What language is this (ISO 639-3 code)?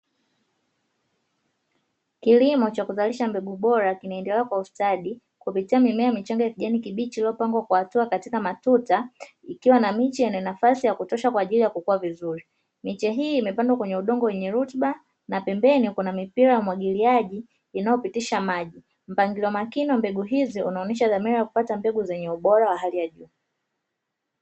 swa